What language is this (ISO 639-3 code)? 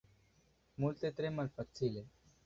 epo